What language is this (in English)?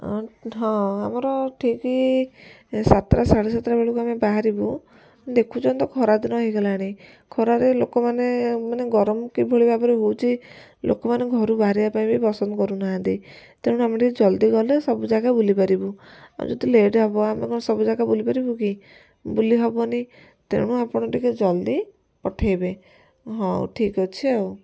Odia